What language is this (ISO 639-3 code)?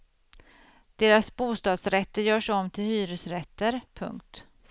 swe